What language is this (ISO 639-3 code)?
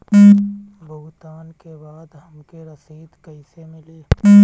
bho